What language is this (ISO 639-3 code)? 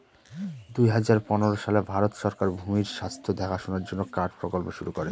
ben